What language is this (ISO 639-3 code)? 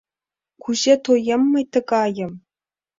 chm